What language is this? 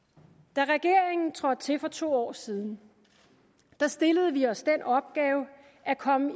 Danish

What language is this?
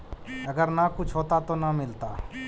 Magahi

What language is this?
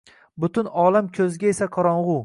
Uzbek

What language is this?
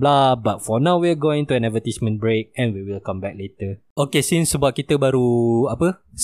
Malay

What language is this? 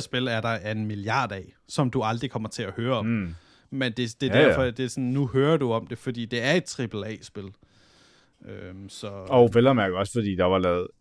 Danish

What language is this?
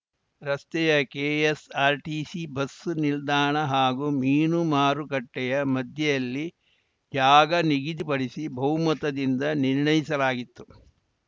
Kannada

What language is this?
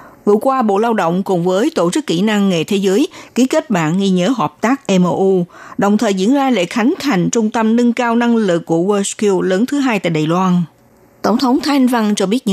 Vietnamese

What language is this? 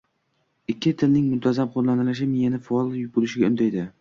Uzbek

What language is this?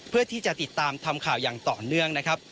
Thai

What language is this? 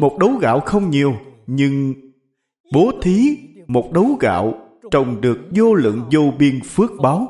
Vietnamese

